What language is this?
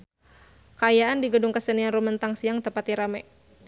Sundanese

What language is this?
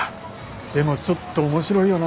Japanese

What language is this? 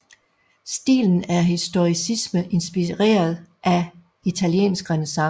Danish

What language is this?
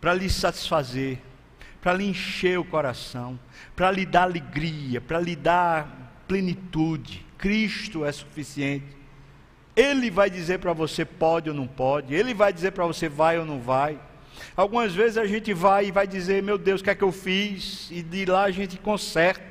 Portuguese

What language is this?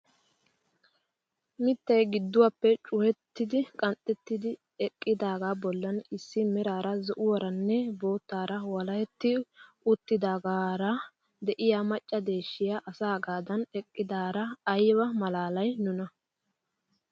Wolaytta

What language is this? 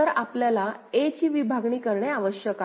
Marathi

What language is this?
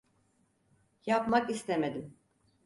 Turkish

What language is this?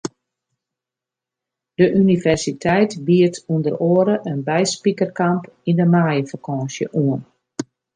Western Frisian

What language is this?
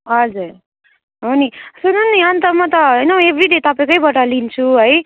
Nepali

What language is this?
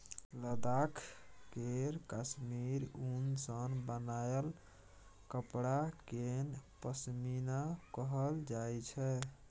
Maithili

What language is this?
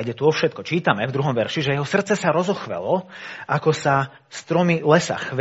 Slovak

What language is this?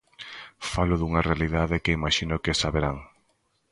Galician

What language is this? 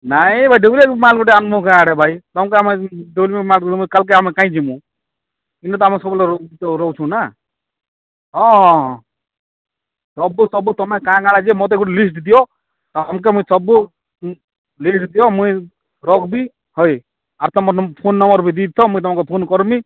Odia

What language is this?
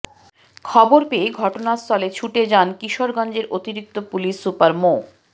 Bangla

